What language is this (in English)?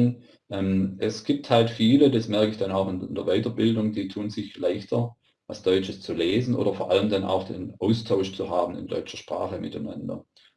German